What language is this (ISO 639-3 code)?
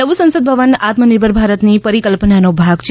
guj